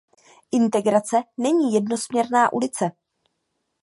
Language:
Czech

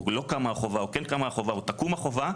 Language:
Hebrew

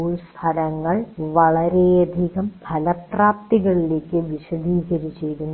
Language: Malayalam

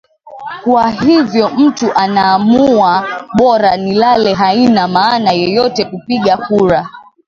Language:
Swahili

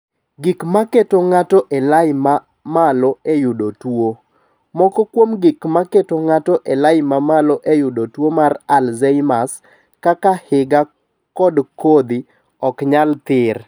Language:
Luo (Kenya and Tanzania)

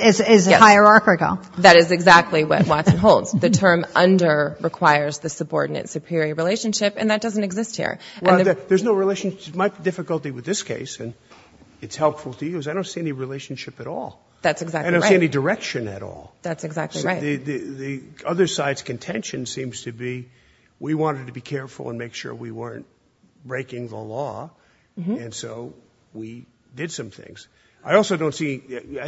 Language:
English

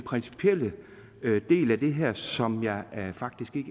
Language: Danish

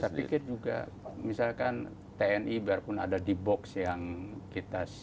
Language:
Indonesian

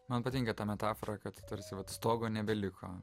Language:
Lithuanian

